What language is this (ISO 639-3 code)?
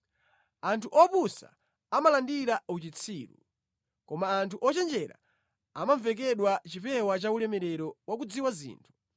nya